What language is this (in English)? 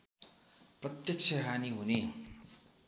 Nepali